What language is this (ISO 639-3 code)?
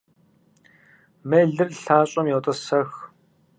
kbd